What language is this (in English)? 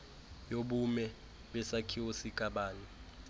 Xhosa